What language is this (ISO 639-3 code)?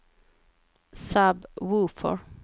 swe